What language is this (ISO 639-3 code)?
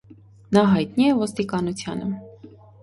hye